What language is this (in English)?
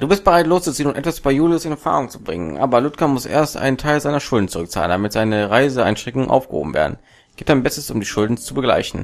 German